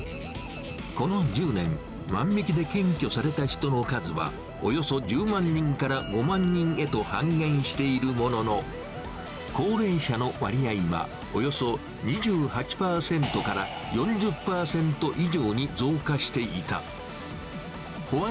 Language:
Japanese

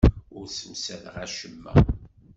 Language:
Kabyle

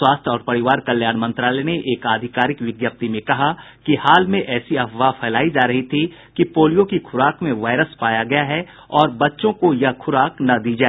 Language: Hindi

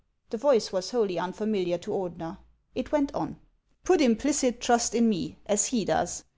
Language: English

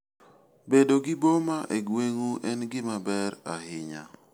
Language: Luo (Kenya and Tanzania)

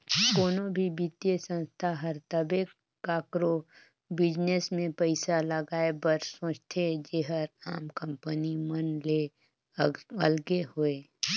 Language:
Chhattisgarhi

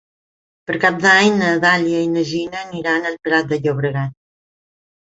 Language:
Catalan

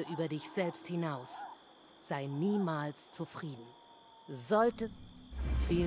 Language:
German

